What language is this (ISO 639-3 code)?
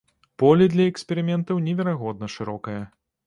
bel